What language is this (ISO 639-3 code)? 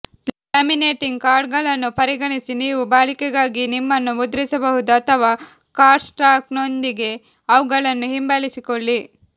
kan